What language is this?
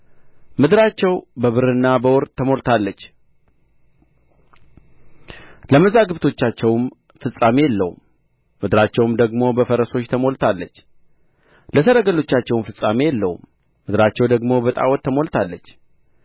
Amharic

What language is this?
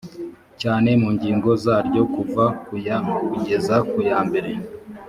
Kinyarwanda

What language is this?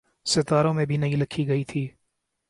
Urdu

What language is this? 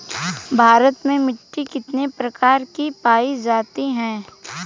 Bhojpuri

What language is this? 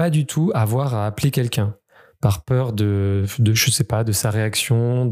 French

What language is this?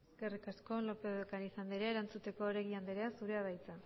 Basque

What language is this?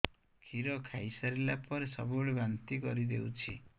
Odia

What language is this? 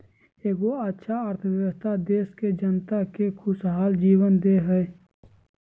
Magahi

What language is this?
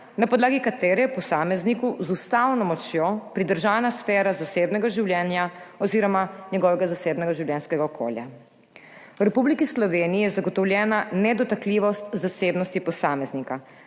Slovenian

